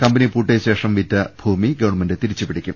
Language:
Malayalam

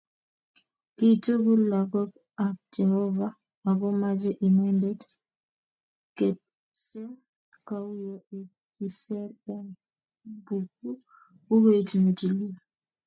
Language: Kalenjin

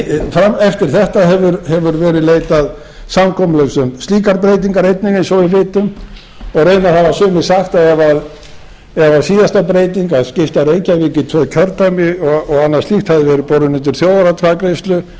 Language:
Icelandic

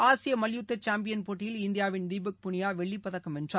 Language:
Tamil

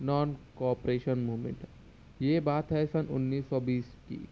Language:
Urdu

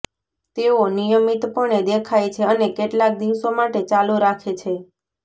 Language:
Gujarati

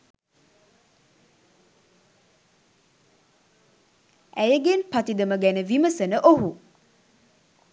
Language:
Sinhala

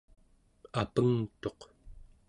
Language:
Central Yupik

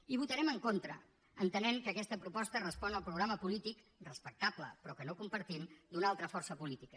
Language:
Catalan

